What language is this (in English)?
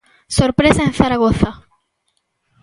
Galician